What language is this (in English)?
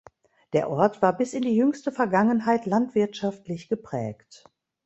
German